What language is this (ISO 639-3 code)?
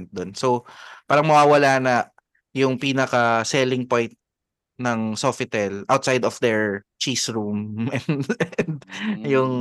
fil